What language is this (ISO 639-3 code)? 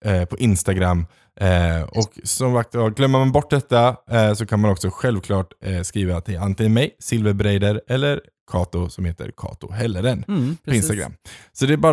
swe